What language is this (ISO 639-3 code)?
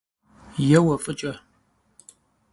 kbd